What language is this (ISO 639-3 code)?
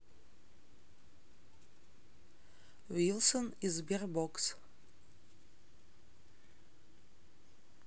rus